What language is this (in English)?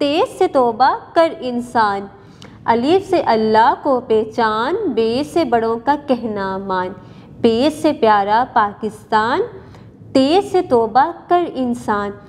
Hindi